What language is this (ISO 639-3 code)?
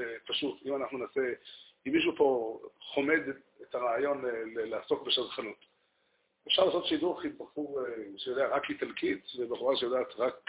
heb